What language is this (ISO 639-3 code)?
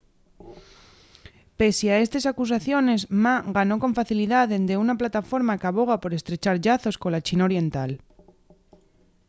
ast